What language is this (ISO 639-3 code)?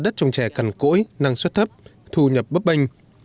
vie